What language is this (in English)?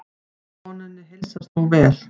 Icelandic